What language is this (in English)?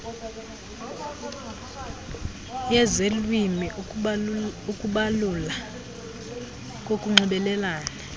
Xhosa